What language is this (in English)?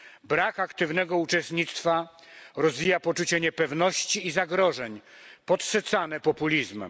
Polish